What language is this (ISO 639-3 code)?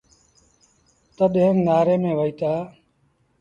sbn